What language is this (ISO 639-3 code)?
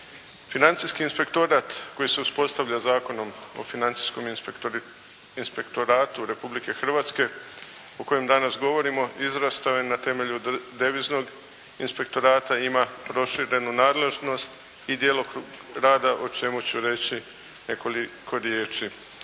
hrv